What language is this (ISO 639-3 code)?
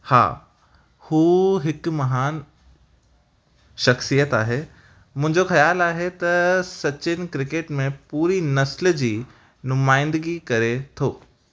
snd